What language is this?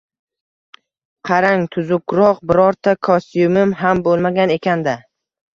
Uzbek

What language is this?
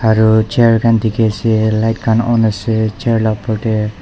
Naga Pidgin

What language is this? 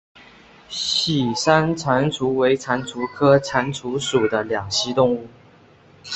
Chinese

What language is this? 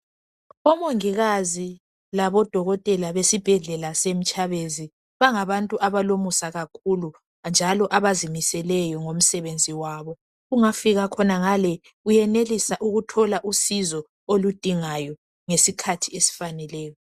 North Ndebele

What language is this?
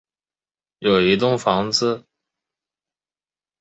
Chinese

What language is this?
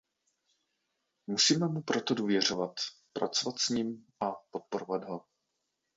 Czech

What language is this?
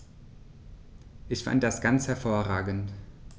German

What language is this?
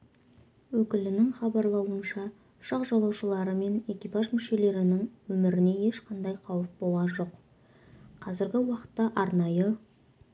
Kazakh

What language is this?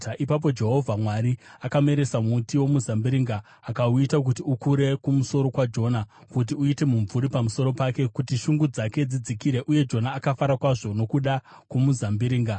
Shona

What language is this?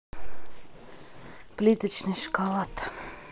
Russian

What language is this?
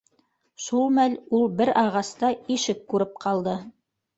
Bashkir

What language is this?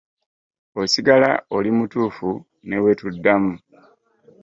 Ganda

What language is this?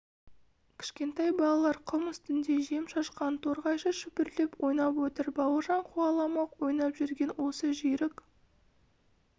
Kazakh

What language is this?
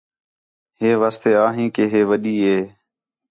Khetrani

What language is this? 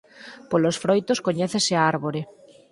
Galician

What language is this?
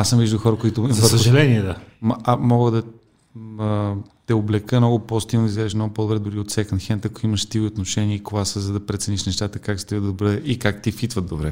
Bulgarian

